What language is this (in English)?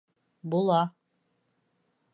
Bashkir